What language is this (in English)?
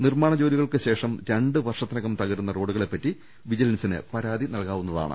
Malayalam